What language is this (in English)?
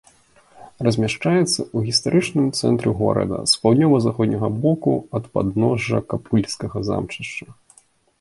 Belarusian